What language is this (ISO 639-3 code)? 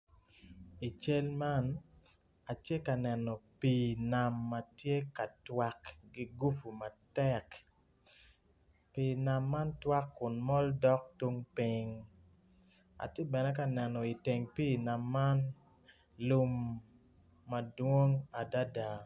ach